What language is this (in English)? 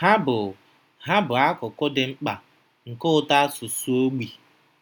Igbo